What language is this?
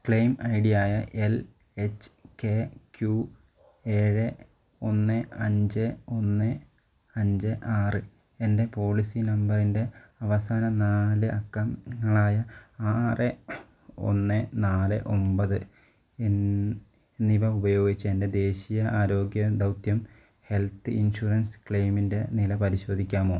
Malayalam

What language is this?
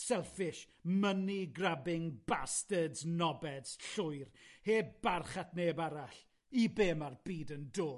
Welsh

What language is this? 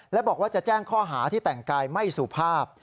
Thai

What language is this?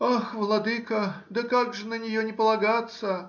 Russian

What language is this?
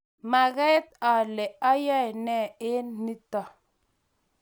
Kalenjin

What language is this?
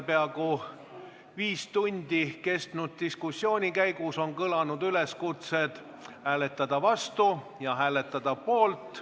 Estonian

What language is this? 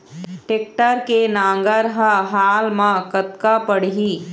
Chhattisgarhi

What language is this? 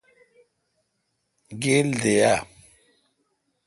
Kalkoti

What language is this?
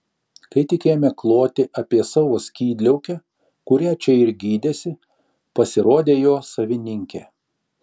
Lithuanian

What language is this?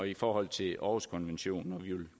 Danish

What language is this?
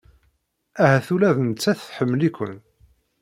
Kabyle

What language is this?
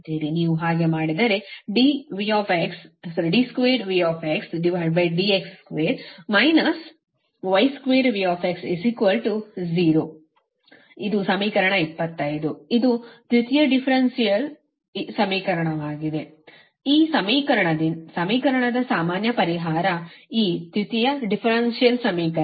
Kannada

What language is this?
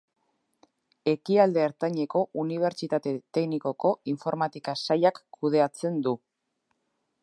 Basque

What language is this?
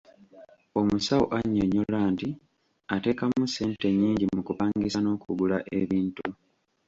Ganda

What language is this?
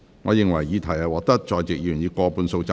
Cantonese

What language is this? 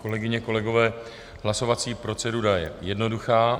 Czech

